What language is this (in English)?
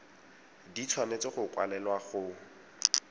Tswana